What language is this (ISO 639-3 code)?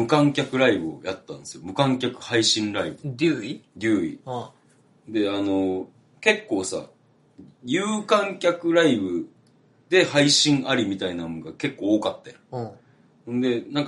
jpn